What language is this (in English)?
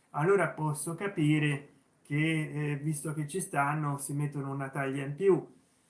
Italian